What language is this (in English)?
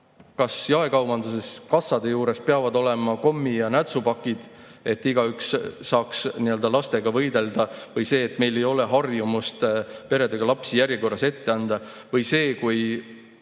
Estonian